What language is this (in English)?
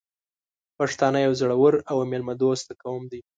Pashto